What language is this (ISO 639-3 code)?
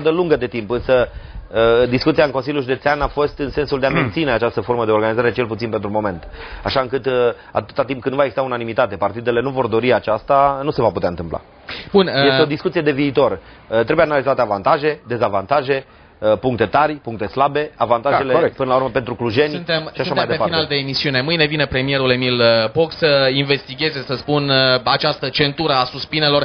ron